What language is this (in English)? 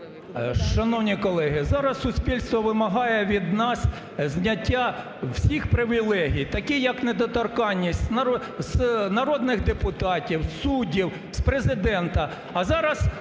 Ukrainian